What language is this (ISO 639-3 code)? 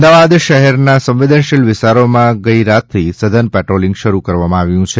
guj